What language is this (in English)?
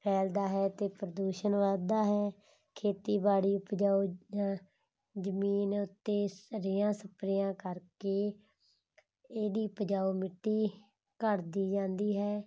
Punjabi